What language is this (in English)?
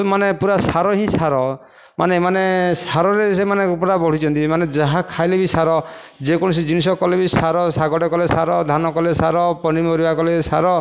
Odia